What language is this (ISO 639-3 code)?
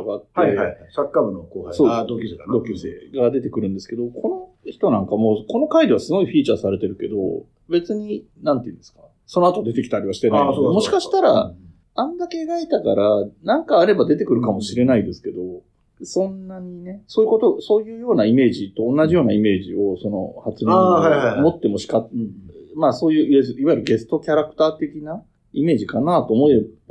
jpn